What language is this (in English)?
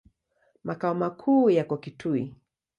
Swahili